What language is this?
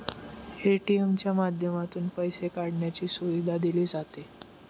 Marathi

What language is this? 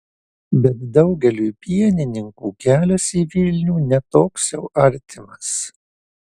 Lithuanian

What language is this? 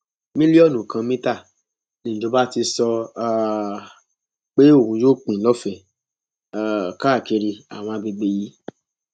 Yoruba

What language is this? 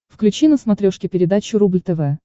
Russian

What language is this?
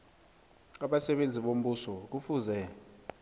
South Ndebele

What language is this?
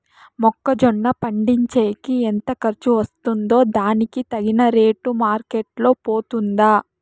Telugu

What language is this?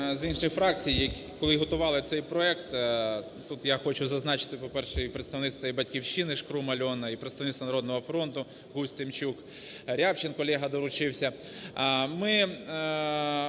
Ukrainian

